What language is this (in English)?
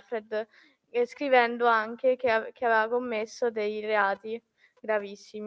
Italian